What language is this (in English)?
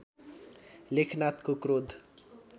Nepali